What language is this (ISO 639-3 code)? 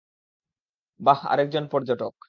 ben